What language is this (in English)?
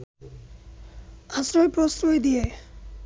Bangla